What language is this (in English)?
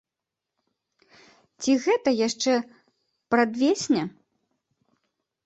Belarusian